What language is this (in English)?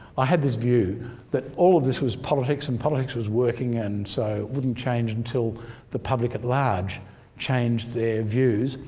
English